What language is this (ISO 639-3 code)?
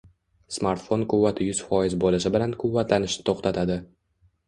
uzb